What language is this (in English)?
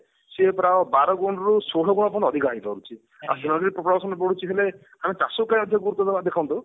Odia